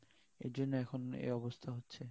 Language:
Bangla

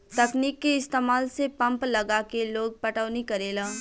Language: Bhojpuri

